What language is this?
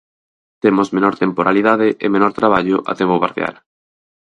Galician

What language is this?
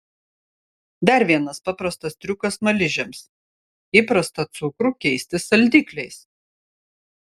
Lithuanian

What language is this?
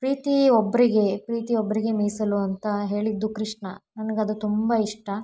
Kannada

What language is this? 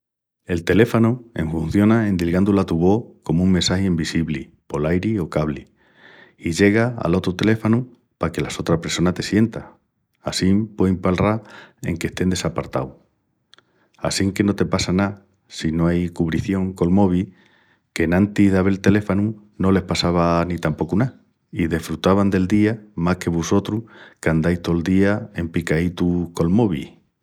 Extremaduran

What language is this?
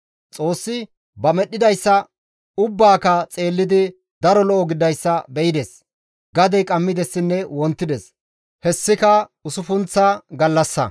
Gamo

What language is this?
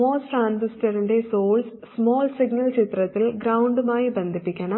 Malayalam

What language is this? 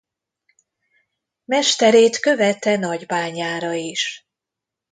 Hungarian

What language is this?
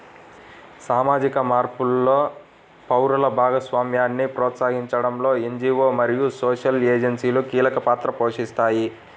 Telugu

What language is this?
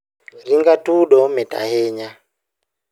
Luo (Kenya and Tanzania)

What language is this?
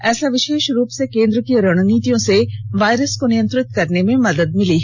Hindi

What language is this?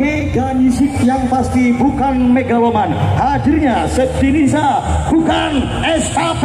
Indonesian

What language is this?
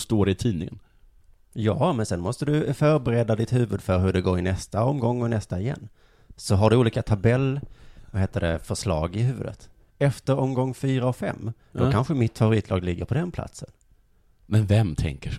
Swedish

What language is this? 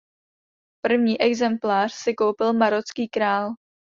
Czech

